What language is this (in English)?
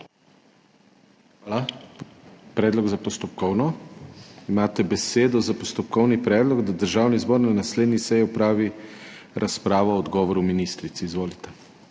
Slovenian